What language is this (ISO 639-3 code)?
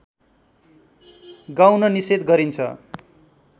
nep